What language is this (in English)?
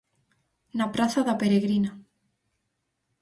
Galician